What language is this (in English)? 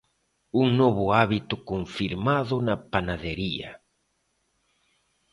Galician